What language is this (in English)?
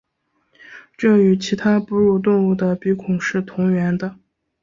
Chinese